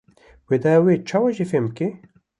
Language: Kurdish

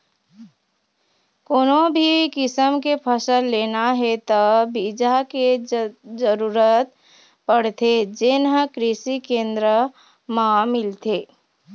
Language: Chhattisgarhi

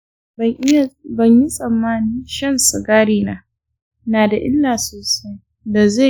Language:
Hausa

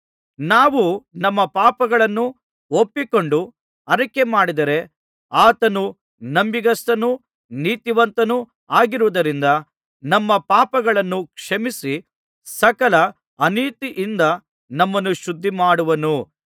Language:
Kannada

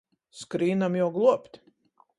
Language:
Latgalian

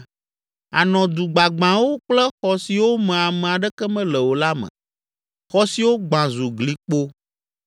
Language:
Ewe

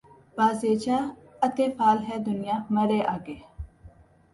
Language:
Urdu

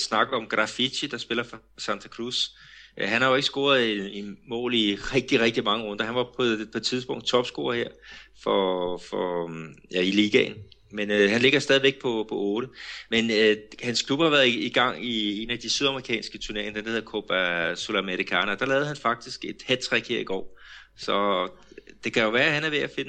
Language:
Danish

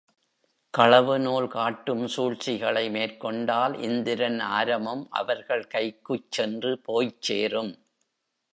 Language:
Tamil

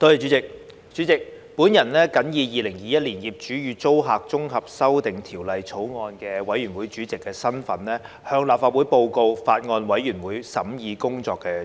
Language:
Cantonese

